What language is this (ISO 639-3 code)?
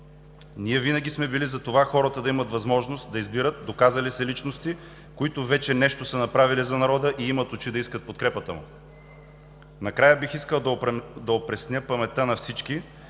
bul